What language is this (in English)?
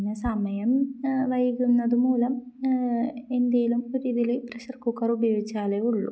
Malayalam